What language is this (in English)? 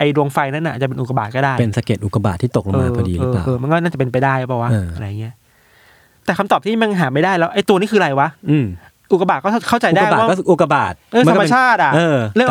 Thai